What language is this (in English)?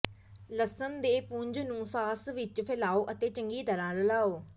Punjabi